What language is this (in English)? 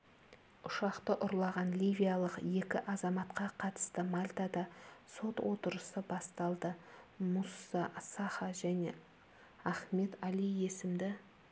Kazakh